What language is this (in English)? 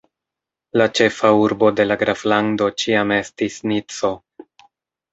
Esperanto